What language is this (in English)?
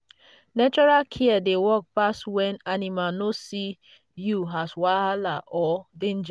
Nigerian Pidgin